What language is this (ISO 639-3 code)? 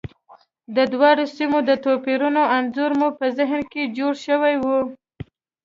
pus